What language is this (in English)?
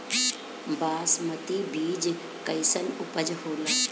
Bhojpuri